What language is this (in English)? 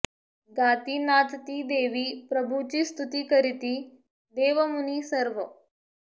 Marathi